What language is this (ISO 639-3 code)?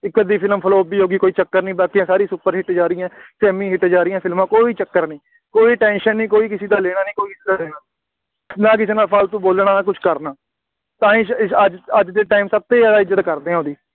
pan